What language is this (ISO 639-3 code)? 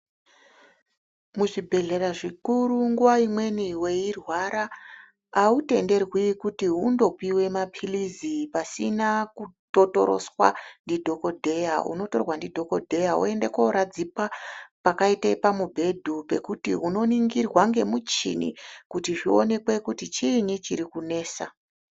ndc